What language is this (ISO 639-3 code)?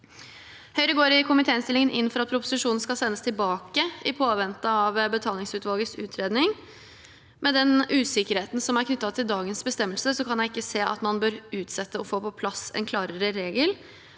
nor